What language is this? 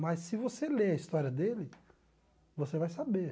Portuguese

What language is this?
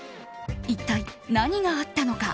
Japanese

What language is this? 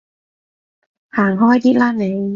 Cantonese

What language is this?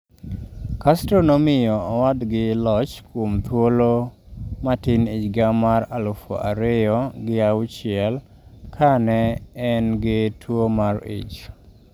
Luo (Kenya and Tanzania)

